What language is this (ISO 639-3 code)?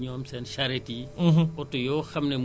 wol